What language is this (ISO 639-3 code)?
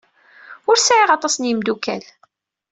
kab